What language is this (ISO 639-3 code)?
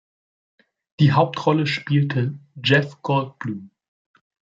deu